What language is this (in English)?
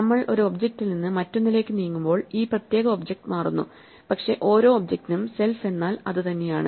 Malayalam